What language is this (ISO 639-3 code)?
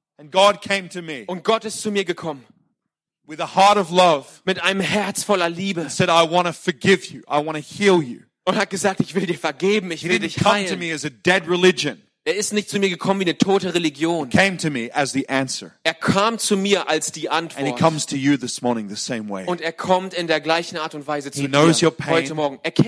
deu